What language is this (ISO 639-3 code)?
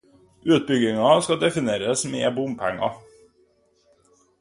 nob